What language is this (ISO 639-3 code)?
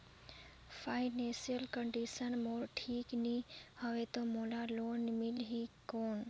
hne